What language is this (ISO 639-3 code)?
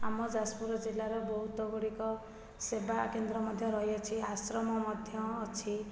ori